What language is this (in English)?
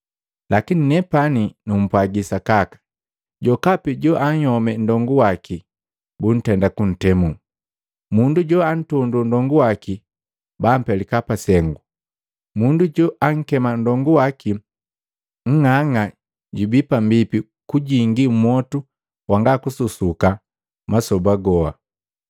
Matengo